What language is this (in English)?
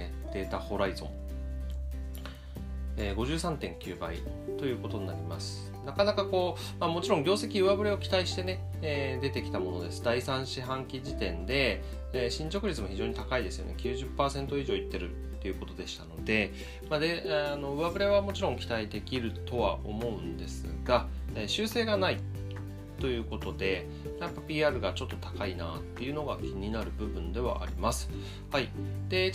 Japanese